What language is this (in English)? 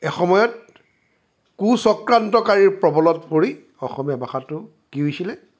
Assamese